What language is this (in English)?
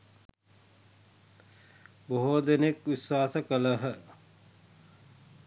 Sinhala